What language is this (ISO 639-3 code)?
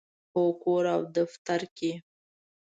pus